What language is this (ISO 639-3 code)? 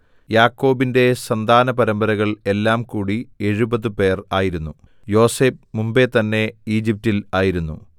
mal